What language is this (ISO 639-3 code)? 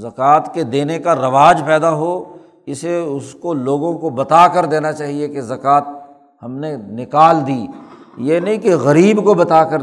urd